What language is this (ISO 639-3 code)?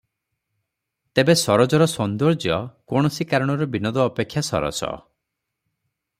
ori